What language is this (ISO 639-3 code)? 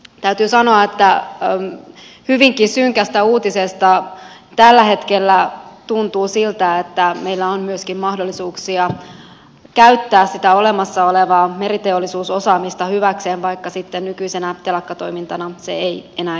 fin